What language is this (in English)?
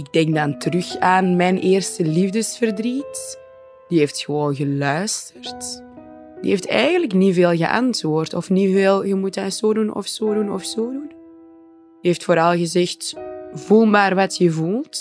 Dutch